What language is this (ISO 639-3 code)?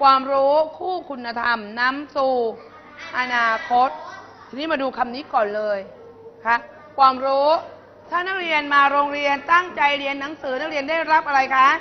tha